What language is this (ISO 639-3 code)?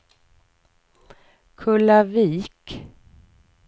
swe